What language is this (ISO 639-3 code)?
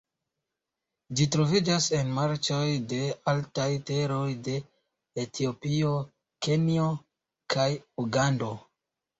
epo